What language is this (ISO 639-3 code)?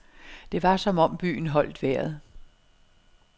dan